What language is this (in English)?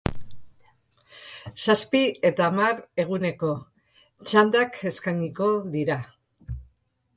Basque